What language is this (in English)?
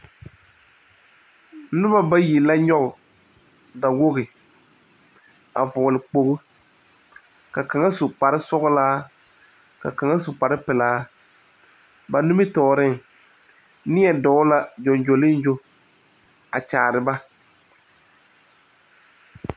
Southern Dagaare